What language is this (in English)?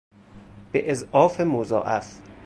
Persian